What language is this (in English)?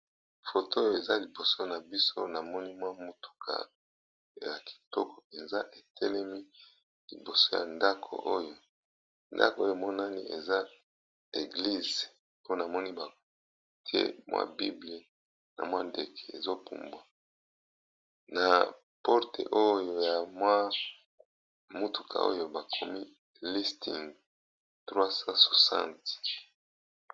Lingala